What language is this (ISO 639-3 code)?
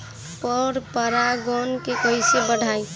bho